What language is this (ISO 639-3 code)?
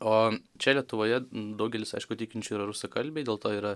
lit